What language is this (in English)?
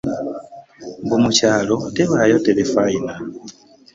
Ganda